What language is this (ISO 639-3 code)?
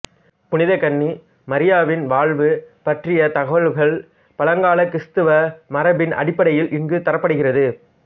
tam